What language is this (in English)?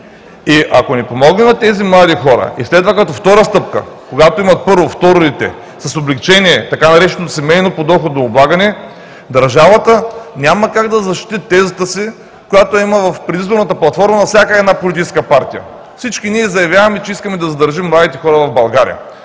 Bulgarian